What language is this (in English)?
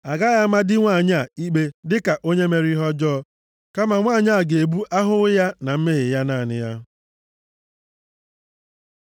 Igbo